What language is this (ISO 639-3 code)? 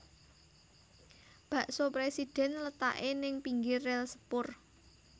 jav